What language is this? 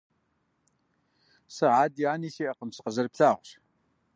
Kabardian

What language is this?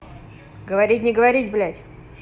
Russian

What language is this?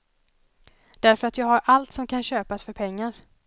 Swedish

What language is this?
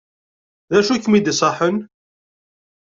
Kabyle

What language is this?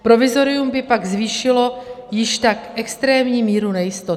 Czech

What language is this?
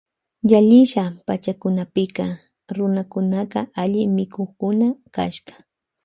Loja Highland Quichua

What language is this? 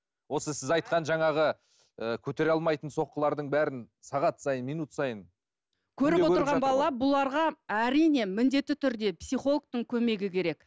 Kazakh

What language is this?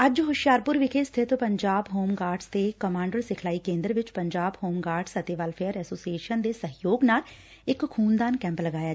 Punjabi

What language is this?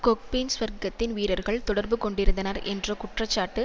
Tamil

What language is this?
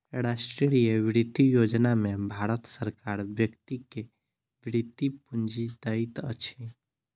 Maithili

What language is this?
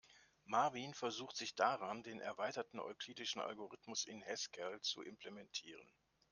German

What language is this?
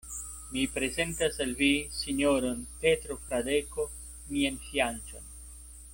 Esperanto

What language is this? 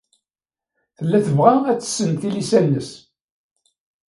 Kabyle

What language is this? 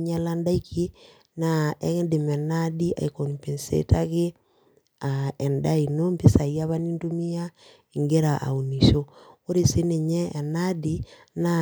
Masai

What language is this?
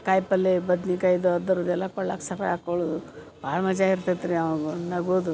Kannada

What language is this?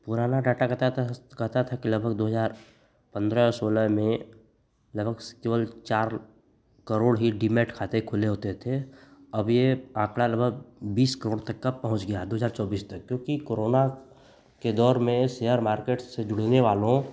Hindi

